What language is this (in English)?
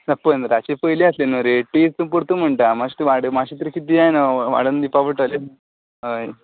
Konkani